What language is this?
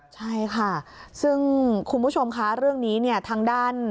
Thai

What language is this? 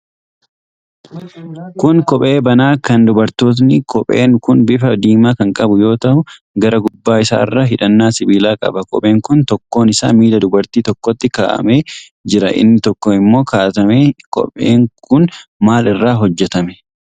Oromo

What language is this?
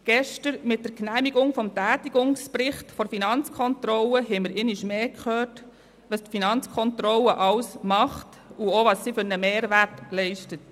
Swiss German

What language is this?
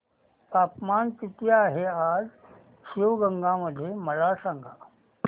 Marathi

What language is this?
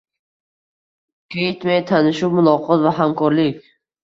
Uzbek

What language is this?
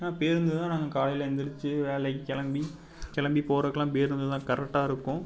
Tamil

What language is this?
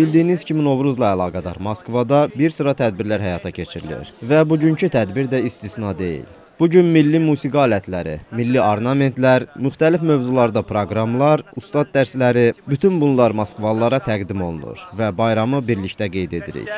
Turkish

